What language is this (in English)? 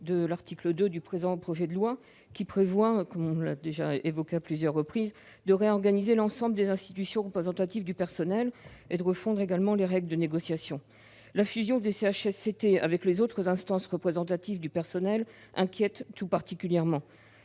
French